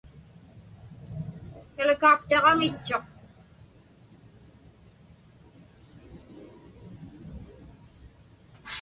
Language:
Inupiaq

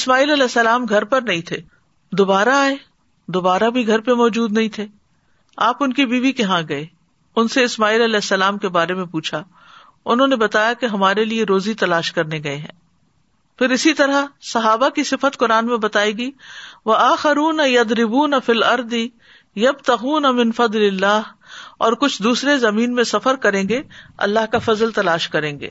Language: Urdu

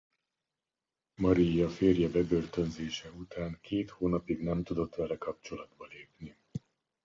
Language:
Hungarian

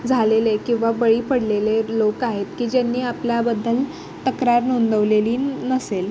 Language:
Marathi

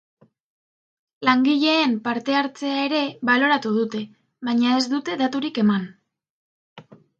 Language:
Basque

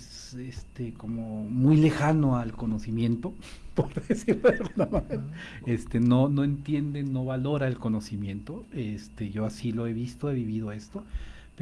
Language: Spanish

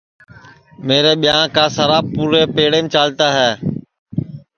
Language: Sansi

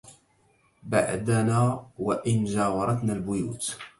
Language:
Arabic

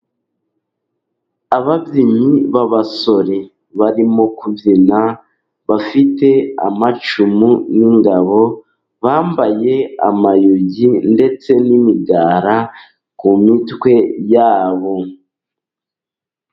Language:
Kinyarwanda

